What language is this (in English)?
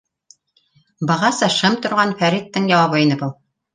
Bashkir